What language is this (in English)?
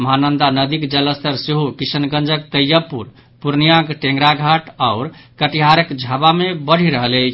Maithili